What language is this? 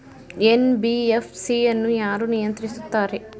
Kannada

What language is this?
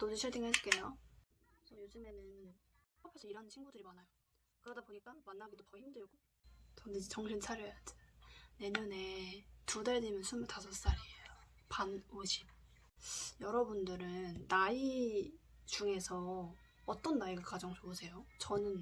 Korean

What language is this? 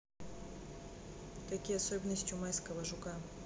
Russian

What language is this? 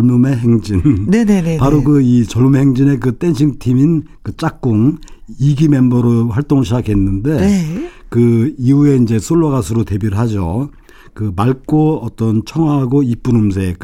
Korean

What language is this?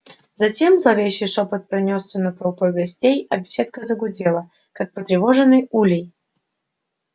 Russian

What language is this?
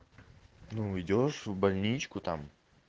Russian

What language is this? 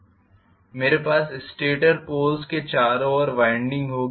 Hindi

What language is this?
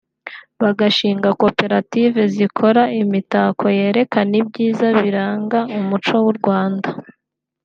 Kinyarwanda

